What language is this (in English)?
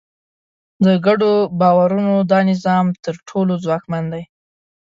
Pashto